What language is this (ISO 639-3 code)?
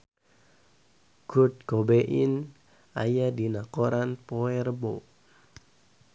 sun